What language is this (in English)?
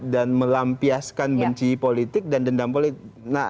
Indonesian